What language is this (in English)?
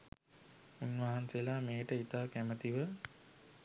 Sinhala